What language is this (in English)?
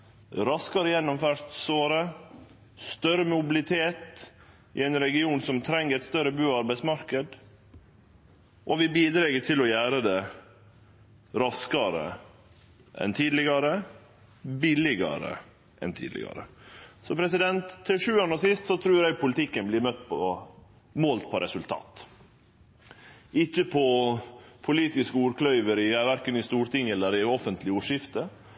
Norwegian Nynorsk